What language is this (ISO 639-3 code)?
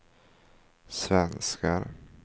swe